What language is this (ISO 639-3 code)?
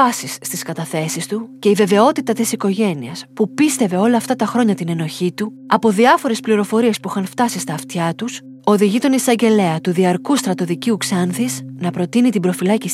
ell